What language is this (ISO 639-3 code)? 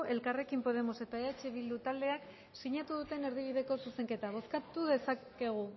eus